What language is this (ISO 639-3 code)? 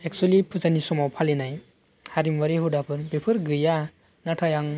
brx